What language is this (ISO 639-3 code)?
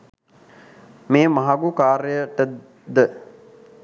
sin